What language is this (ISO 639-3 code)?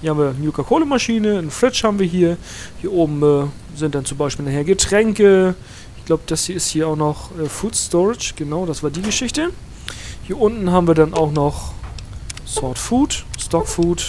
deu